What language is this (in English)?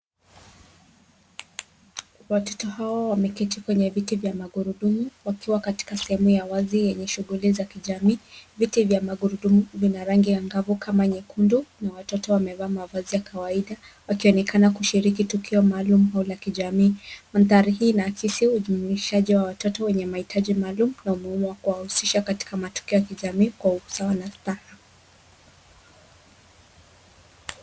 Swahili